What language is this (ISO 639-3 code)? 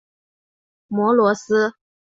zho